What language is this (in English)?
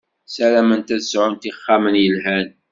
Kabyle